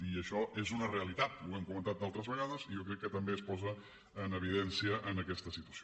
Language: Catalan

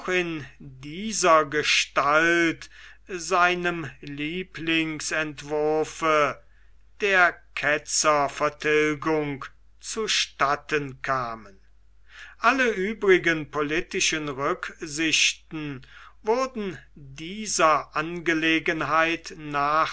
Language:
German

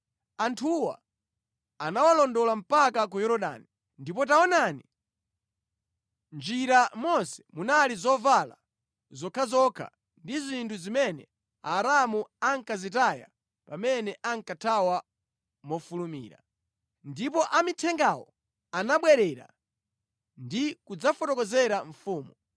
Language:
Nyanja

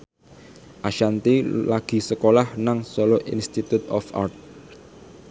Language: Javanese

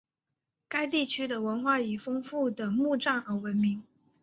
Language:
Chinese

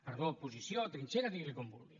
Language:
Catalan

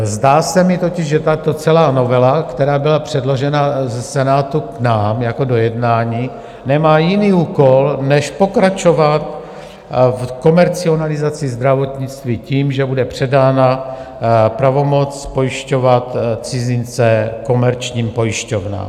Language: Czech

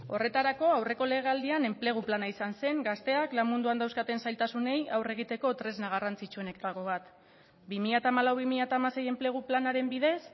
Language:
Basque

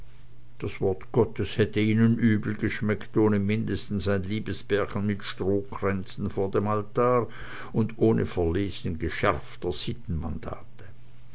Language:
German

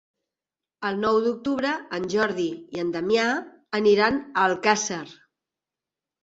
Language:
Catalan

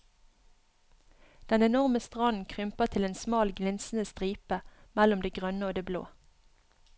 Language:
Norwegian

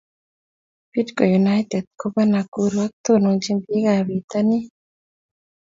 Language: Kalenjin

